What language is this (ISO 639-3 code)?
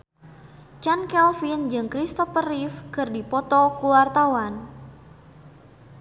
sun